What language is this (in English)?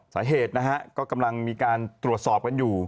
Thai